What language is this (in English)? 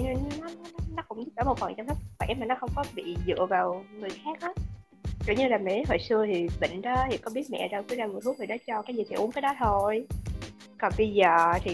Vietnamese